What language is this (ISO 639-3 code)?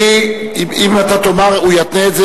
heb